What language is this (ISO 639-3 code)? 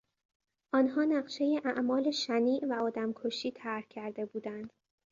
fas